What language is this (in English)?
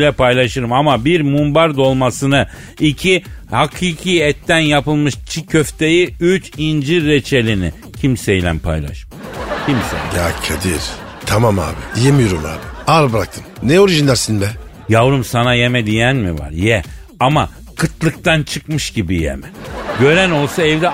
Turkish